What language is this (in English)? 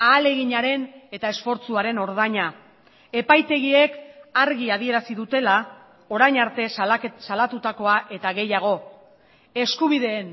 Basque